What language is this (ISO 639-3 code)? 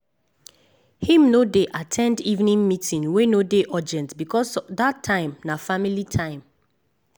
pcm